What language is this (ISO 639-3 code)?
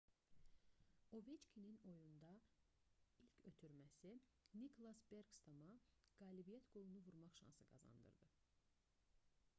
aze